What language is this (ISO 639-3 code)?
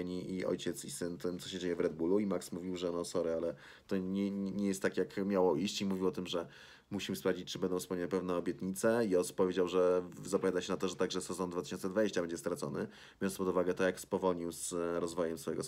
pol